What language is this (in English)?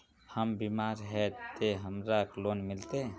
Magahi